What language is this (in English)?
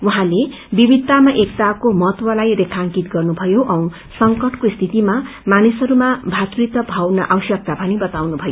Nepali